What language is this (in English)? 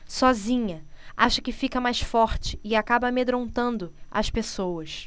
Portuguese